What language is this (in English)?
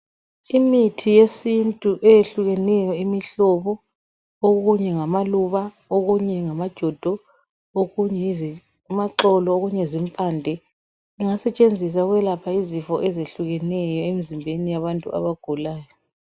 North Ndebele